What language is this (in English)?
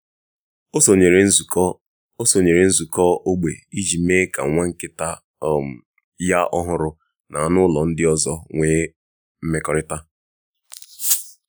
Igbo